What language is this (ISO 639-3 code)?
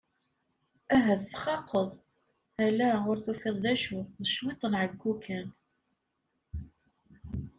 kab